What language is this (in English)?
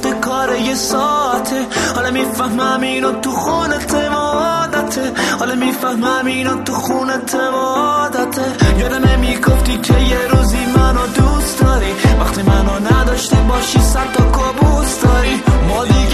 Persian